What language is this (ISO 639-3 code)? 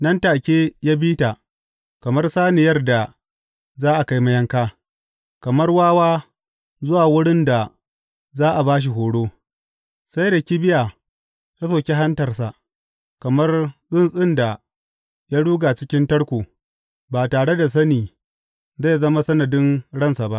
hau